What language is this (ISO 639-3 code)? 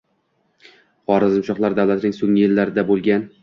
uzb